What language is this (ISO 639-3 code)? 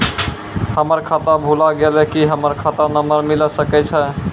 mai